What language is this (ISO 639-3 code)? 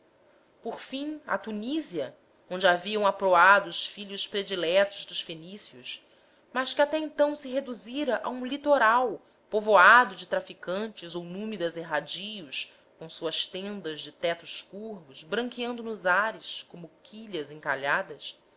por